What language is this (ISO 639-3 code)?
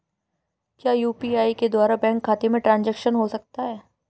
hin